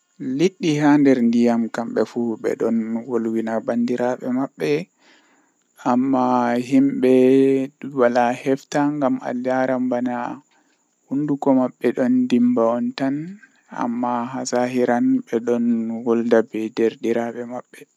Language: Western Niger Fulfulde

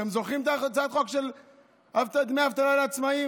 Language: Hebrew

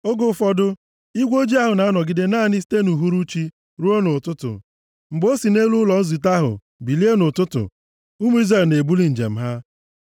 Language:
Igbo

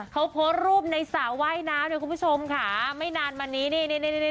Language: Thai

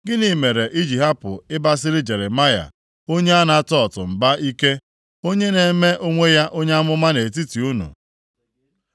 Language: Igbo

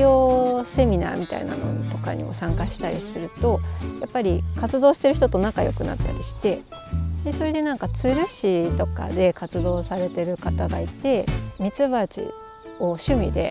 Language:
Japanese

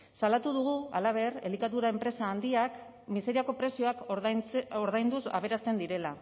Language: Basque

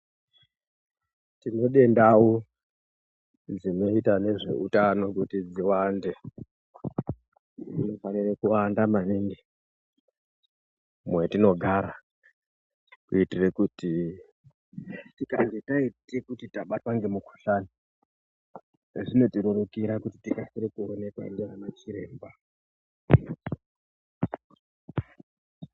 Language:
Ndau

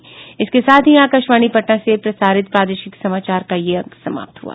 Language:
Hindi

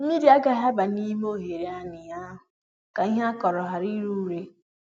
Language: Igbo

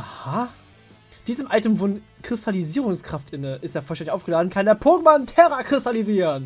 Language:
German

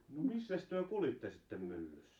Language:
Finnish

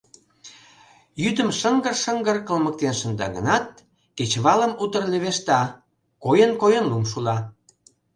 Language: Mari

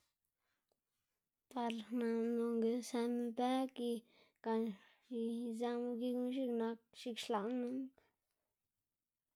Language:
Xanaguía Zapotec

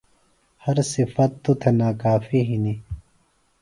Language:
Phalura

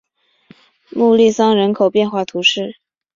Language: Chinese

